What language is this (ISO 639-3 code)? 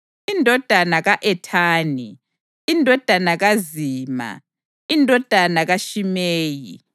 nde